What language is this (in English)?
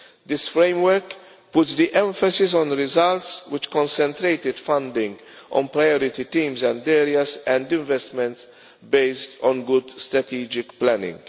English